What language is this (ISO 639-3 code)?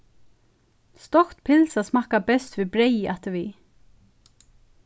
fao